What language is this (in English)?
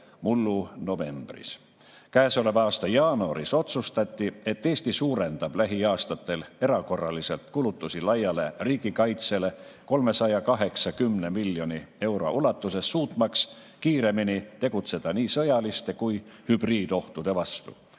Estonian